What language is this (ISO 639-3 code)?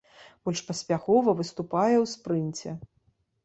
bel